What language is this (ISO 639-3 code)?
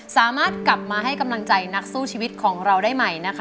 tha